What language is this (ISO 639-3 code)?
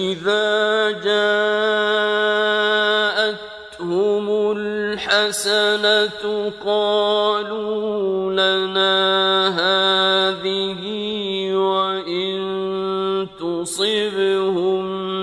ara